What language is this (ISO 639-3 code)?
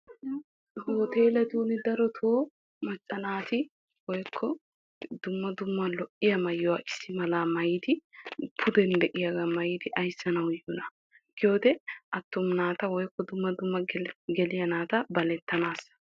wal